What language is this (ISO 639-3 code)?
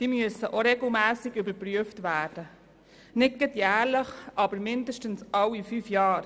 gsw